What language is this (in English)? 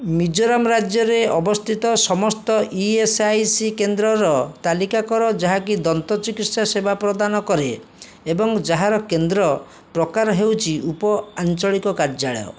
Odia